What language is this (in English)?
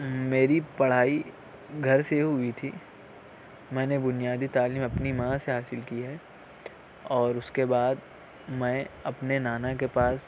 Urdu